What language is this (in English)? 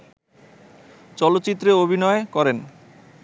Bangla